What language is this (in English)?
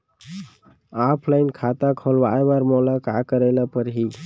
Chhattisgarhi